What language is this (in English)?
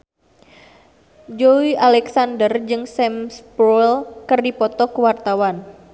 Sundanese